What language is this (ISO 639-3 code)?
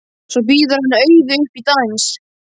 isl